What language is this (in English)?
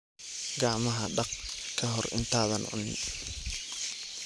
Somali